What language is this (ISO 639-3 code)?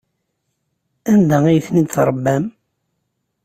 kab